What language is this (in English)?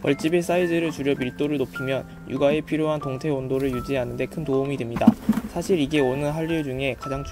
Korean